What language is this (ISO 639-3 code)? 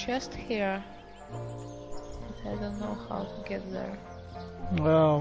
eng